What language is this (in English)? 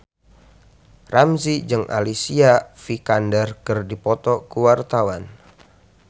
Sundanese